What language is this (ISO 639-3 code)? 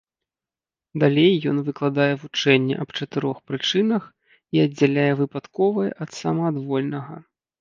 bel